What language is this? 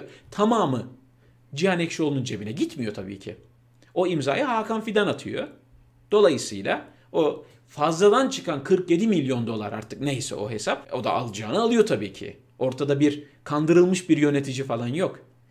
Turkish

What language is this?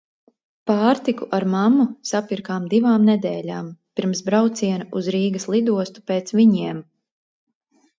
Latvian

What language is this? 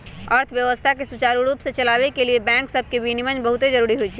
Magahi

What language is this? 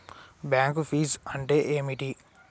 Telugu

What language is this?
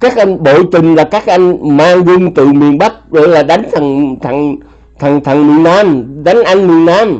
Vietnamese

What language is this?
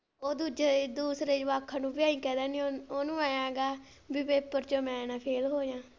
Punjabi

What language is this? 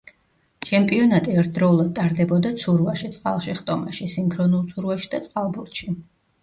Georgian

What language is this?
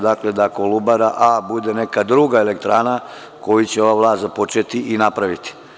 Serbian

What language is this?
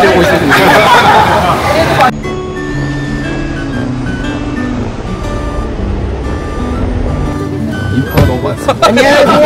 Korean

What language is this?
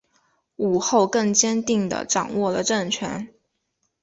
Chinese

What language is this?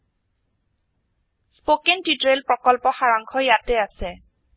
Assamese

